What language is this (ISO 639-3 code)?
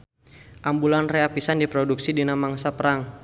sun